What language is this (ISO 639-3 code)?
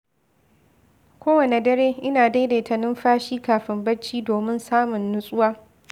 hau